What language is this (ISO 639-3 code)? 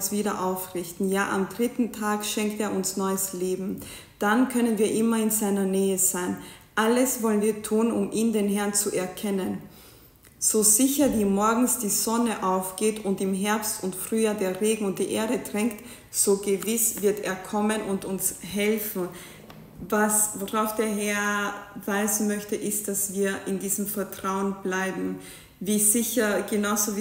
deu